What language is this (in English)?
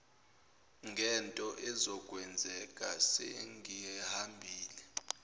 Zulu